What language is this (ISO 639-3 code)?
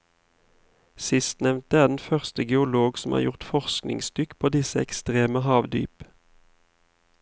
nor